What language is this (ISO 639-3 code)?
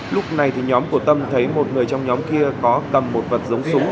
vie